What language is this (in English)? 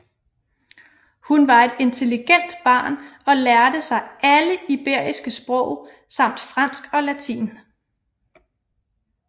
Danish